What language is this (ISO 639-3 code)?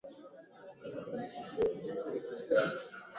swa